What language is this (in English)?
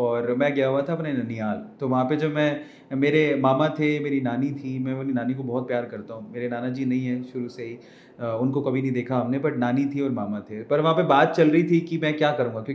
Hindi